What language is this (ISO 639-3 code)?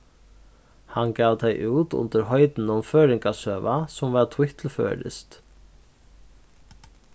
fao